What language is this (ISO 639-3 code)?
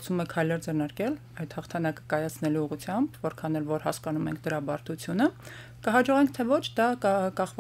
ron